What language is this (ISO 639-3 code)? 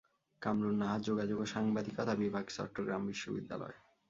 ben